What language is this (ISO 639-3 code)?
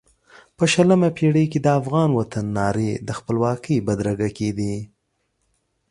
pus